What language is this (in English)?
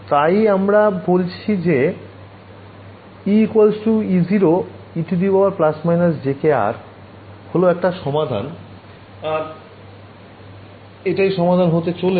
Bangla